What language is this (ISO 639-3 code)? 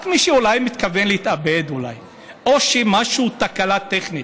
heb